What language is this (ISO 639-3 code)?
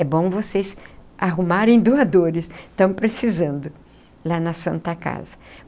por